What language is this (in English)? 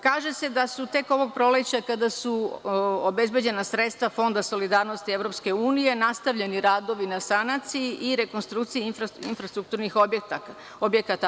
Serbian